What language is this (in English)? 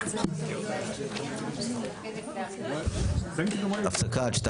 Hebrew